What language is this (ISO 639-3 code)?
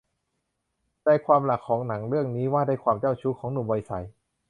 tha